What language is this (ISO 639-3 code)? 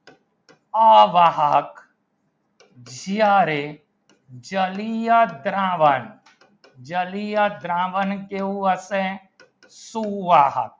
guj